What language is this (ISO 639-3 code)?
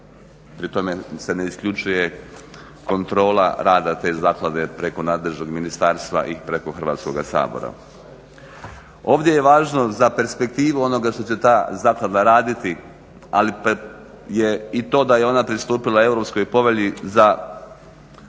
hrv